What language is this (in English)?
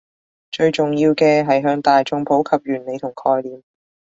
Cantonese